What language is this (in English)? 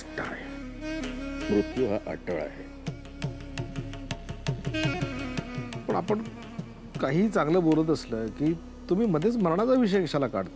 Hindi